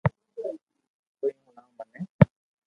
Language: Loarki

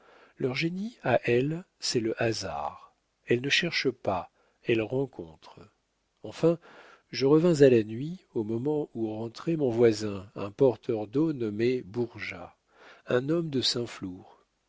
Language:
French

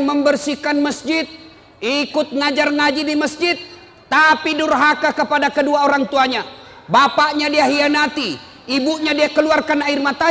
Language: Indonesian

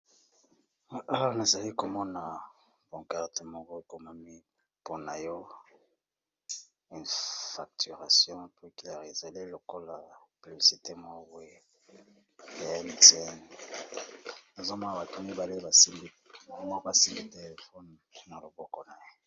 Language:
Lingala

